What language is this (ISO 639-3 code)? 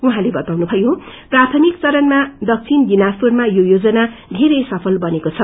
nep